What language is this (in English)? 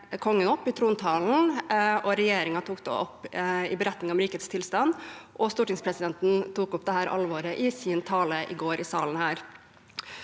Norwegian